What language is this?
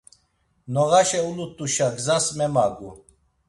Laz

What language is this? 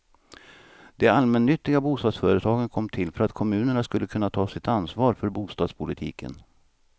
Swedish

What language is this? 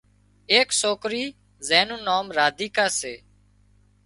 Wadiyara Koli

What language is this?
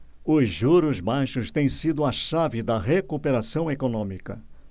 Portuguese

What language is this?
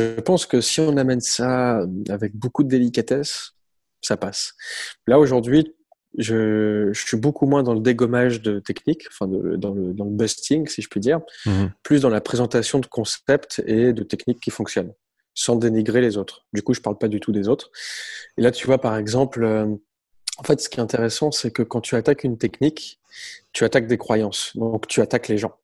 French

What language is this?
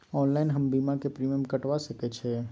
Maithili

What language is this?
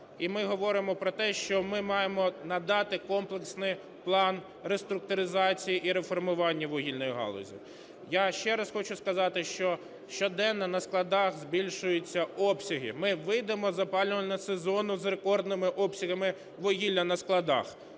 Ukrainian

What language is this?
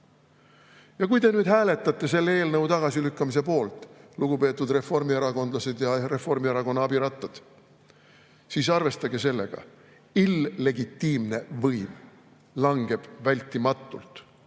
Estonian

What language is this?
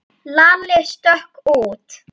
Icelandic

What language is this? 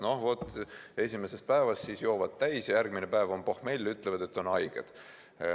Estonian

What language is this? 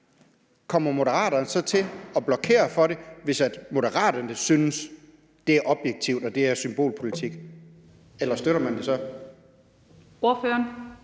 Danish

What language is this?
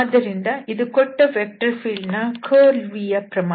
Kannada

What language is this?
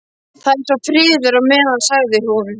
Icelandic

